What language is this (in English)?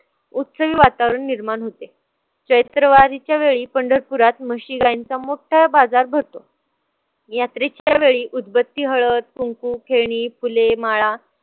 Marathi